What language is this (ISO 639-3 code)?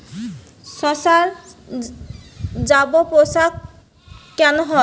ben